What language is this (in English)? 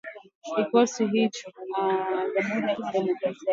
Swahili